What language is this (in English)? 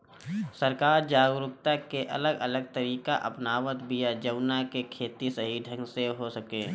Bhojpuri